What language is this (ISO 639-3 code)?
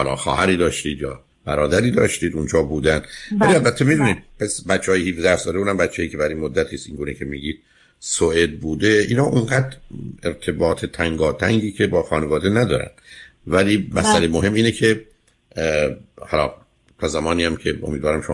fas